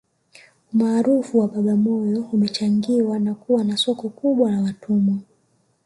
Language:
Swahili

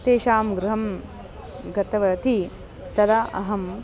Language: Sanskrit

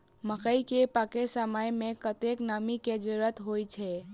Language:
Maithili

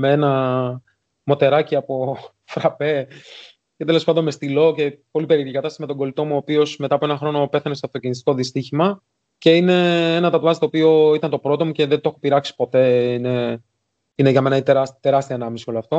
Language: Greek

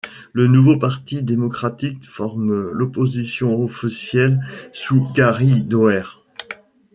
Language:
French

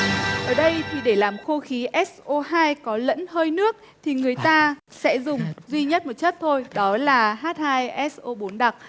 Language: Vietnamese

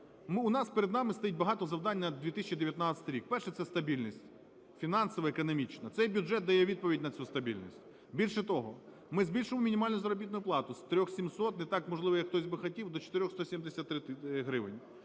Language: Ukrainian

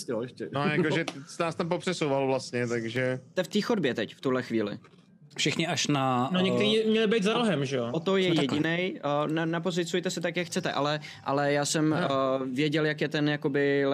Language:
Czech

